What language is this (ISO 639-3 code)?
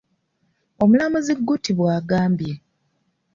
lug